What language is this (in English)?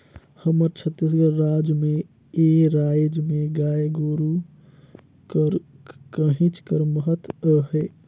Chhattisgarhi